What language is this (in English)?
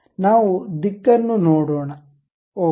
Kannada